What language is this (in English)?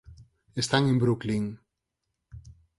Galician